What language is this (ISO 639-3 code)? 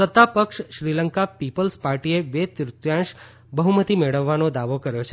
guj